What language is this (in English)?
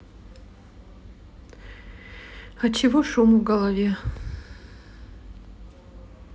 Russian